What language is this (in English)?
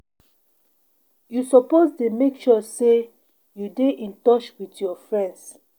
Nigerian Pidgin